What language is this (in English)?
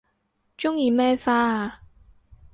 Cantonese